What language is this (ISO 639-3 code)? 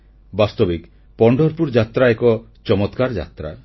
ori